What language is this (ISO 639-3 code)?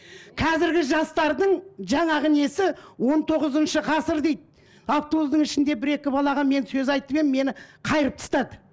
kaz